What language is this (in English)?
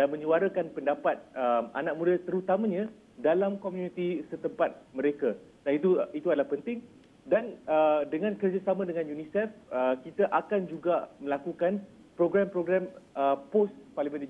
Malay